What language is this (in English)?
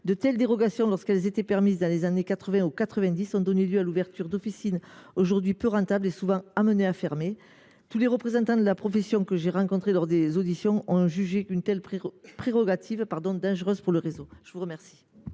French